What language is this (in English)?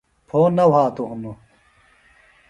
Phalura